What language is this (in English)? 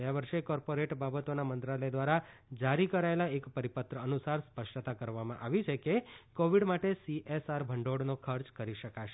Gujarati